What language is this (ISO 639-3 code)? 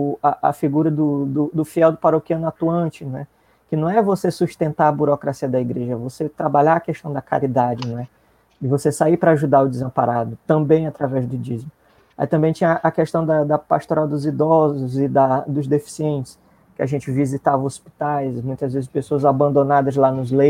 por